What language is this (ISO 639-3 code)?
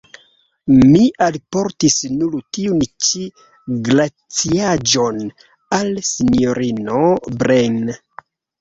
epo